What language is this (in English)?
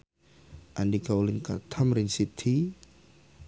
Sundanese